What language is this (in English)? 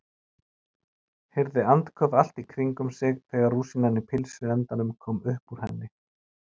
Icelandic